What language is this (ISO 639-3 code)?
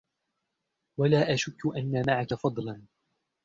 ara